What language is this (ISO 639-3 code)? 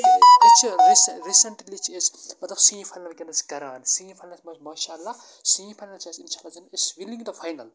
kas